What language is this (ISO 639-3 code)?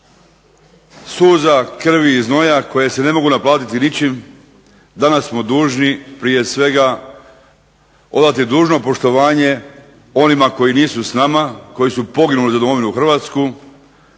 hrv